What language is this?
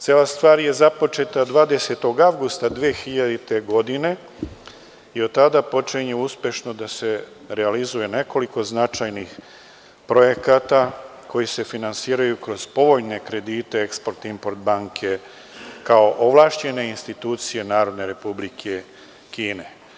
Serbian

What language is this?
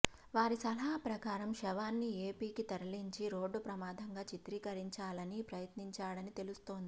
Telugu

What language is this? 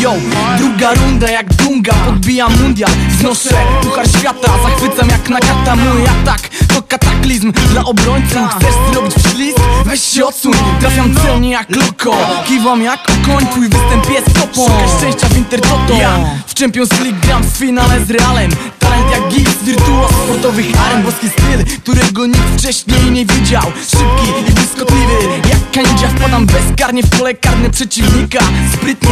Polish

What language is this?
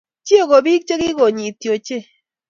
Kalenjin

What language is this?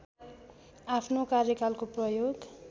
Nepali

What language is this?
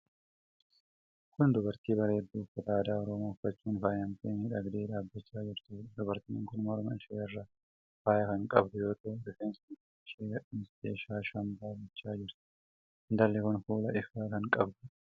Oromo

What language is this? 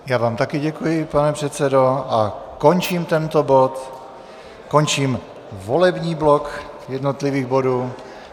Czech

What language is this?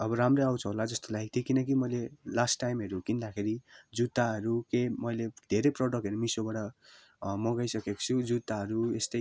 Nepali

